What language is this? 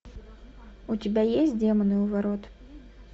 Russian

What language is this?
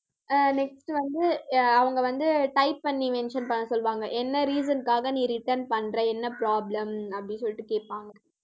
Tamil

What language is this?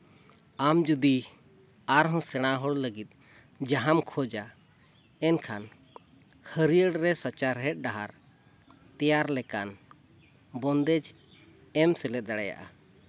Santali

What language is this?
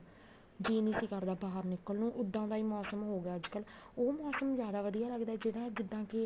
Punjabi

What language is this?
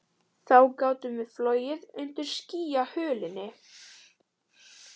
Icelandic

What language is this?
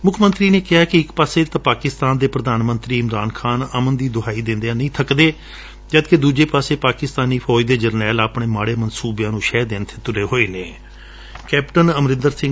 Punjabi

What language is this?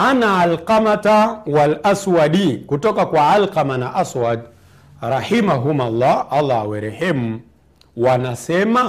Swahili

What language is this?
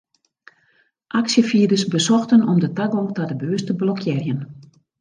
Western Frisian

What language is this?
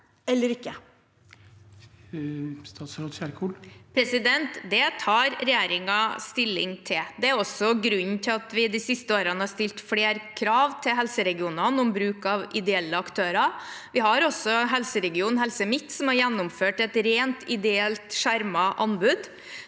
Norwegian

